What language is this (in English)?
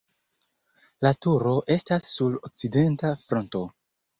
Esperanto